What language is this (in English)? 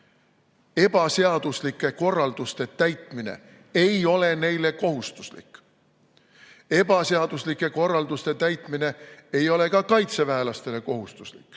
Estonian